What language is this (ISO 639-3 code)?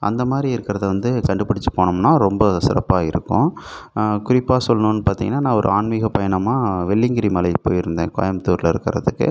tam